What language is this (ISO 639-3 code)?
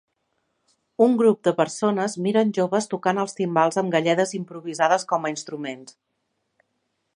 cat